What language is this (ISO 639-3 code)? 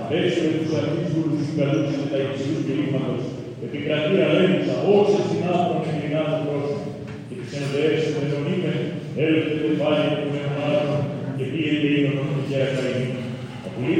ell